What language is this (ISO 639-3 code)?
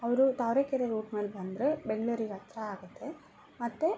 kan